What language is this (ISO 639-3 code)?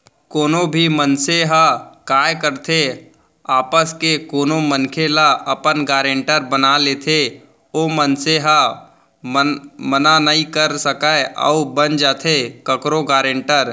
hne